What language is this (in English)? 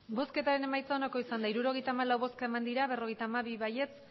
Basque